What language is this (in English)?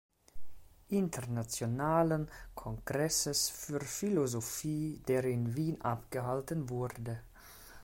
German